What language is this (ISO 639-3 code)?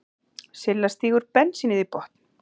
isl